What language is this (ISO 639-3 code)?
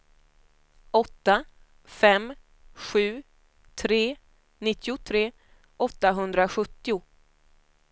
swe